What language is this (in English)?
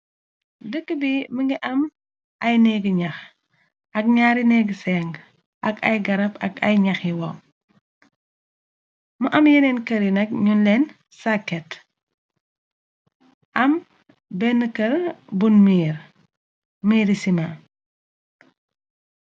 Wolof